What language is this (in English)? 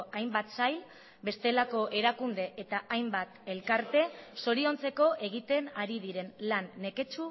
Basque